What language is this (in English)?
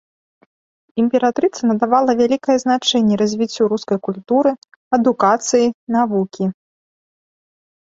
Belarusian